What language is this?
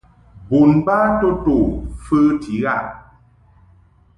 Mungaka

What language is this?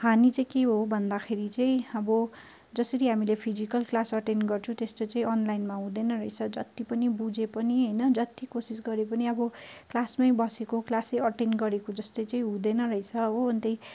Nepali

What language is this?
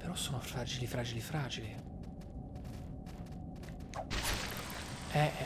Italian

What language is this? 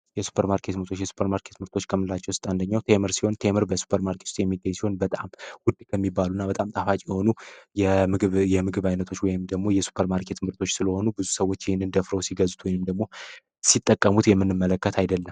Amharic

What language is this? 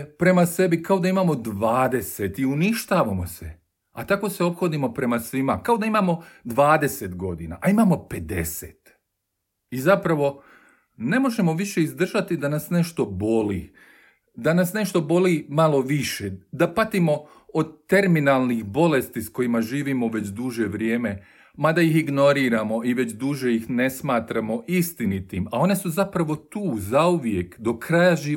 Croatian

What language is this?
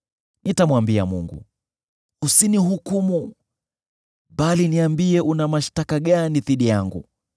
Swahili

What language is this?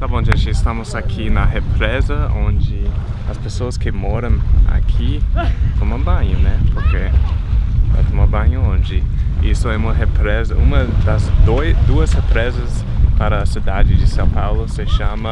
Portuguese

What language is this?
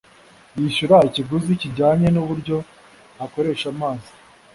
Kinyarwanda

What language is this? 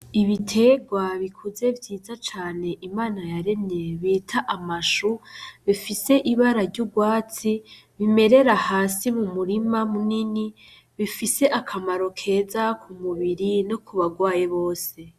Rundi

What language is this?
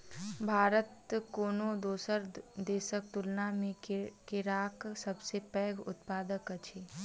Maithili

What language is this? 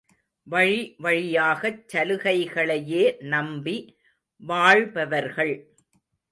Tamil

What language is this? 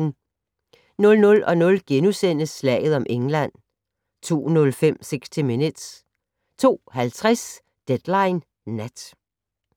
Danish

